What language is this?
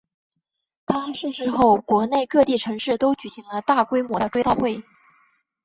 Chinese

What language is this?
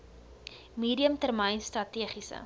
Afrikaans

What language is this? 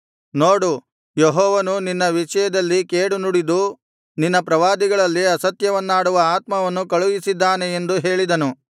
Kannada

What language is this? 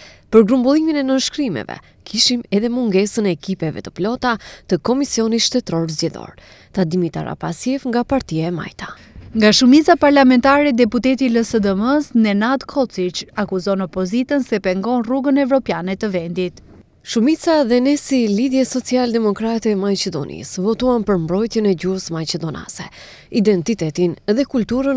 Romanian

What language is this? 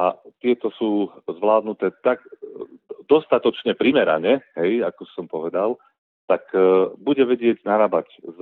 Slovak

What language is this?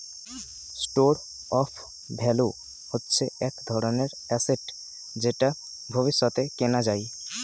Bangla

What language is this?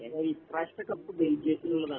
Malayalam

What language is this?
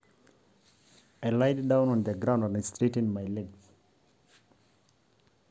Masai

